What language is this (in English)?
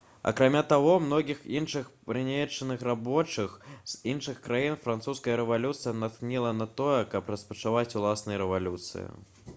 Belarusian